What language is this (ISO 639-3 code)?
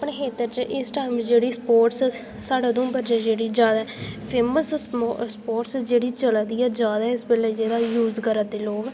doi